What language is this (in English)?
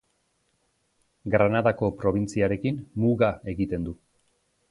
Basque